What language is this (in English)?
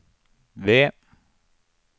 Norwegian